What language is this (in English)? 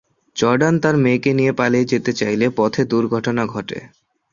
Bangla